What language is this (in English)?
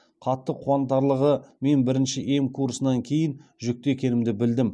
Kazakh